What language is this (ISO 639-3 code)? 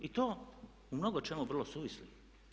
hrv